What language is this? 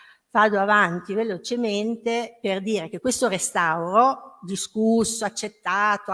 Italian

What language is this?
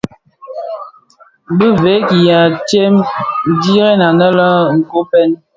Bafia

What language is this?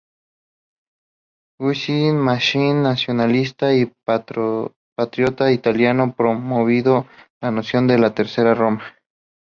Spanish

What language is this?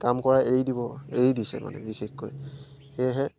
Assamese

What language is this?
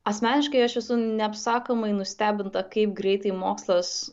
Lithuanian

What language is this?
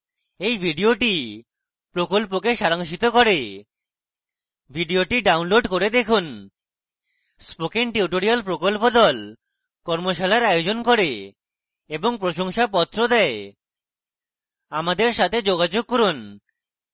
Bangla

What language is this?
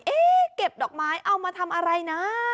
Thai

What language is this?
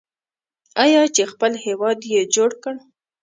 Pashto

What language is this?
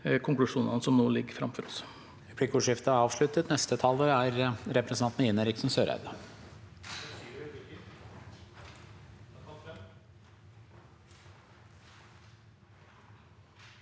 Norwegian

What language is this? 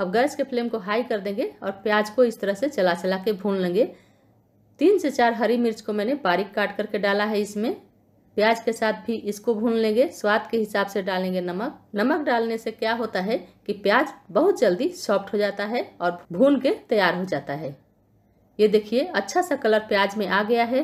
Hindi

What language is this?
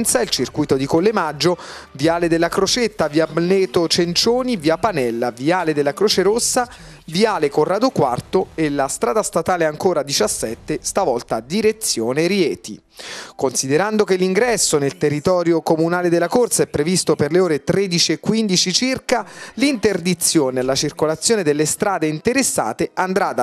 Italian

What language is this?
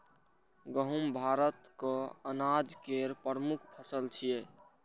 Maithili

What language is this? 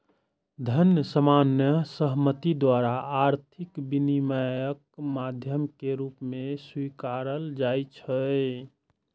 Maithili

